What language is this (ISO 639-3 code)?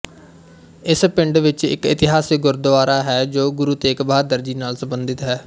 pan